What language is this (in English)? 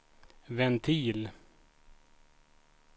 Swedish